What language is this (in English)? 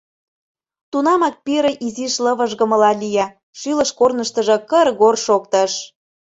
Mari